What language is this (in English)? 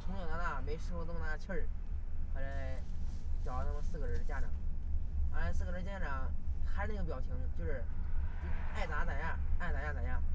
Chinese